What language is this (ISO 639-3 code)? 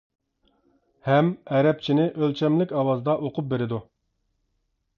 uig